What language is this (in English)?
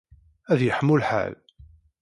Kabyle